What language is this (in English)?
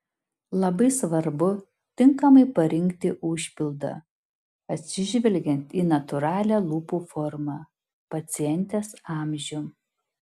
Lithuanian